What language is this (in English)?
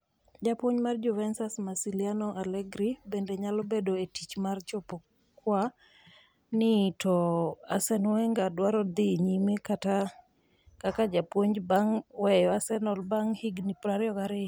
Luo (Kenya and Tanzania)